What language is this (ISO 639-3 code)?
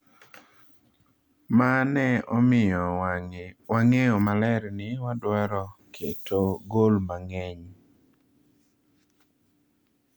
luo